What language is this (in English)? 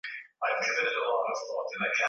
Swahili